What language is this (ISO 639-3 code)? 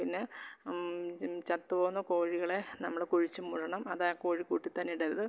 mal